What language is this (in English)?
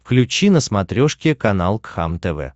Russian